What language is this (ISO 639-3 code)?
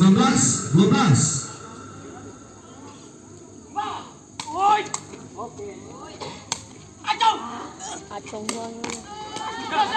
ind